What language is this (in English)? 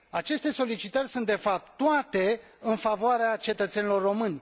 Romanian